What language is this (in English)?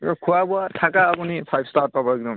Assamese